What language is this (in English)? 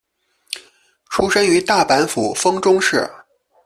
Chinese